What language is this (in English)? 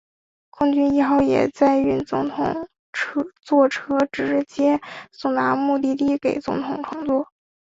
Chinese